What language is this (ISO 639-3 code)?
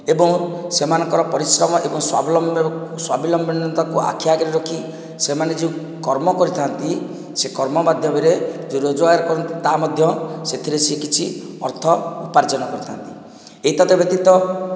ori